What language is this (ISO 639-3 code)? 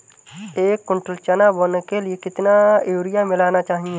hin